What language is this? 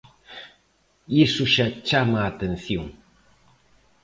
Galician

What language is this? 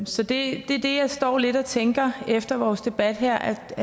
Danish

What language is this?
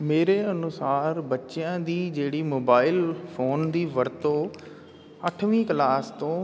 Punjabi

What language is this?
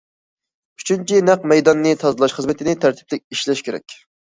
Uyghur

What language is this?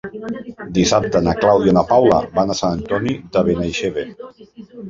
Catalan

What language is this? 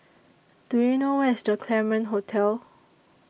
English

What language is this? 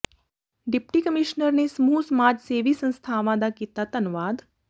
Punjabi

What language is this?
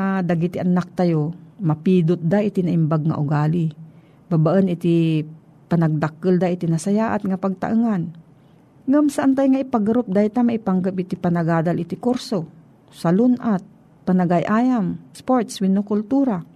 Filipino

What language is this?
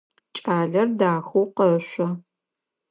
Adyghe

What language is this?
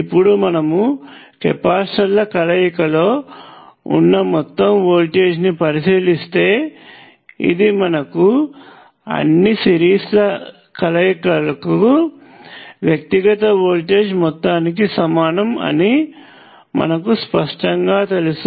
Telugu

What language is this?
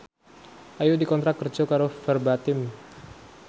Javanese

